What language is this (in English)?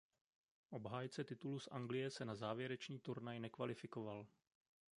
Czech